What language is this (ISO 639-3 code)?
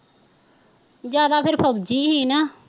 pan